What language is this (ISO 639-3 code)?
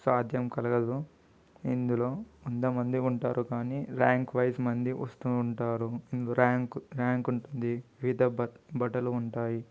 tel